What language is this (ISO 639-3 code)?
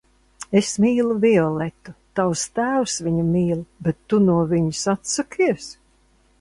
lav